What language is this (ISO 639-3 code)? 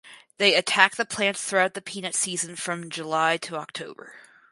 eng